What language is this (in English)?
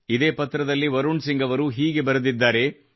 Kannada